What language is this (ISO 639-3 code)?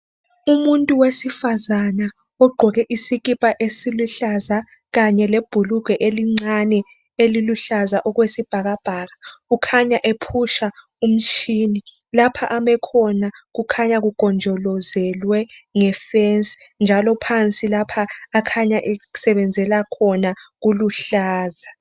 nde